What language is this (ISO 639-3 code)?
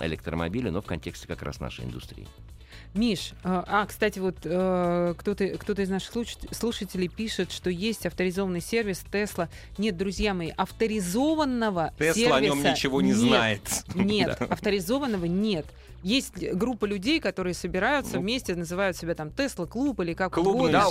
rus